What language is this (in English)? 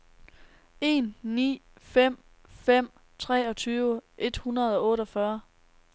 Danish